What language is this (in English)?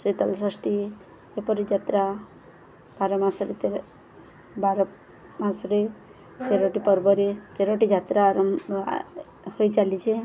Odia